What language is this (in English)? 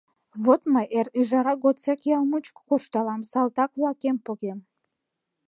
Mari